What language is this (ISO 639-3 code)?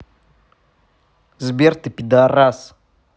rus